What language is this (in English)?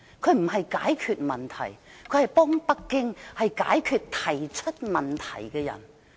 Cantonese